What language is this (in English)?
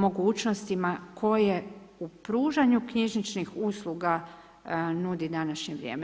Croatian